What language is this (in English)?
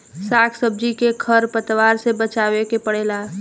Bhojpuri